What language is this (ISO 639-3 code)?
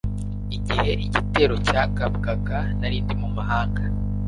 kin